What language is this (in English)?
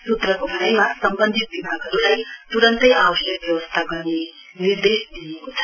Nepali